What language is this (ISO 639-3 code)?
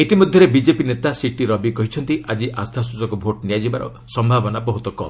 ori